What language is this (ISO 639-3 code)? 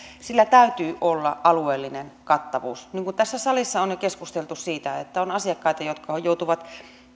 fin